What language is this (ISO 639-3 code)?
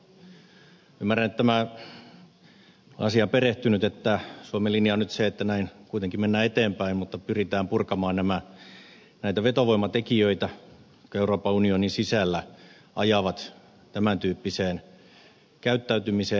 fin